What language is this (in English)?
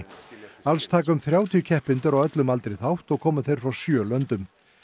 Icelandic